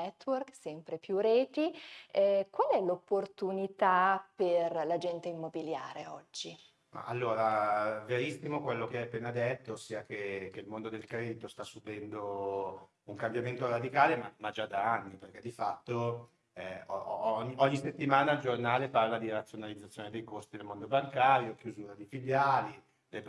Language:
Italian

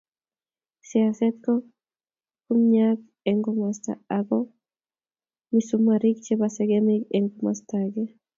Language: Kalenjin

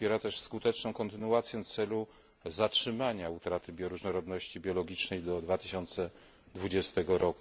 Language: Polish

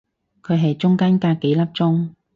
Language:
Cantonese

